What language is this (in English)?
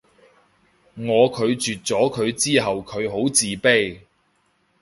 Cantonese